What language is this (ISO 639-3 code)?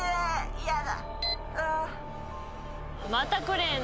jpn